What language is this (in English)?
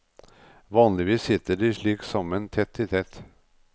Norwegian